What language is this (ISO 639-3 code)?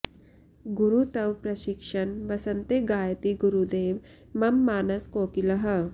san